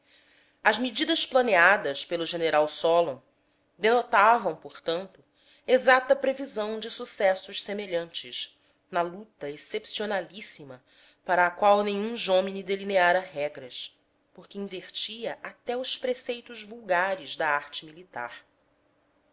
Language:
Portuguese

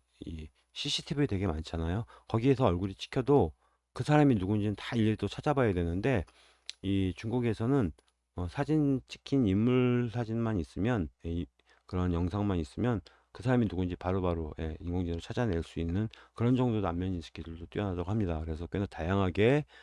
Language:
Korean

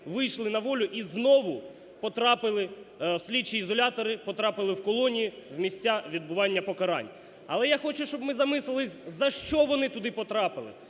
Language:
Ukrainian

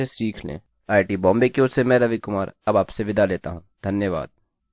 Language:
Hindi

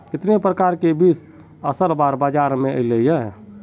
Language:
Magahi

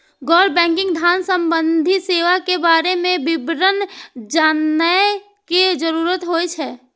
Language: Maithili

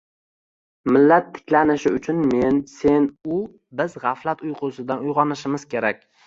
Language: Uzbek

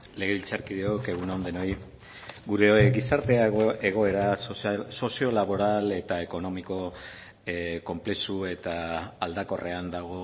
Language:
Basque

